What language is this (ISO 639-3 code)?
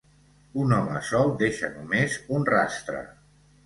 cat